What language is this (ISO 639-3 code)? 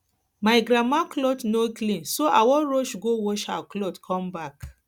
pcm